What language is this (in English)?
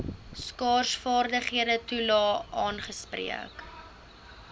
Afrikaans